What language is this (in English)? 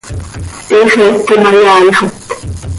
Seri